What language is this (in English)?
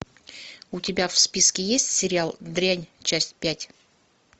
Russian